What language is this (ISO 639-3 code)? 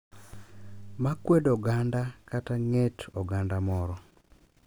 luo